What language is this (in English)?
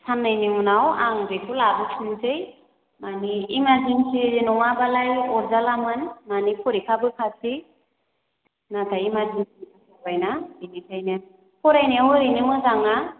Bodo